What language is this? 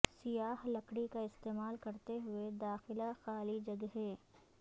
Urdu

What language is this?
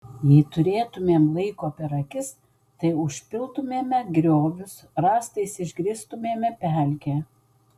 Lithuanian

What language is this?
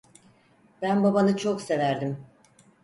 Turkish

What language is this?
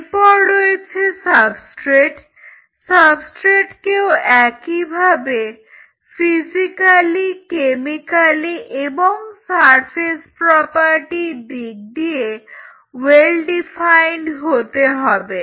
Bangla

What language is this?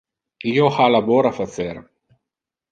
Interlingua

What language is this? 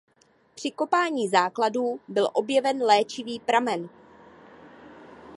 Czech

